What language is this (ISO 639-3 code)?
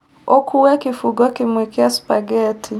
kik